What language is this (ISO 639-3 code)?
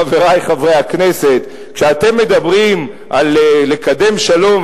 heb